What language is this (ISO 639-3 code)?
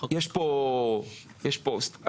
heb